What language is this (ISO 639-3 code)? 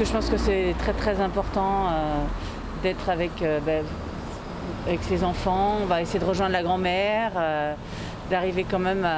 fra